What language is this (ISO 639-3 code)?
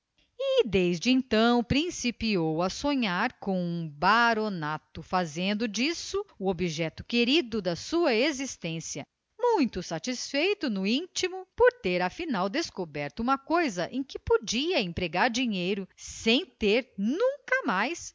por